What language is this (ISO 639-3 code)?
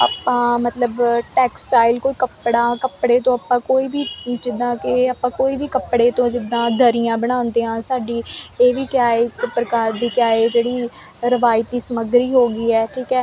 pan